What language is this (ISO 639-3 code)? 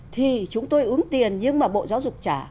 vie